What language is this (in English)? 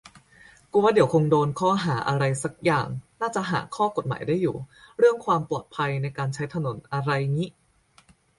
Thai